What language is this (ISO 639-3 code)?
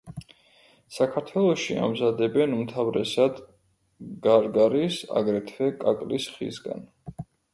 kat